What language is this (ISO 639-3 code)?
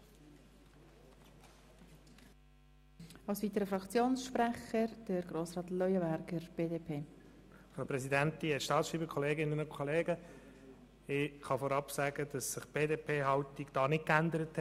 gsw